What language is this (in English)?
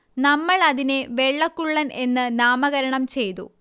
Malayalam